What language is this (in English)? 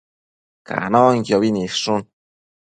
Matsés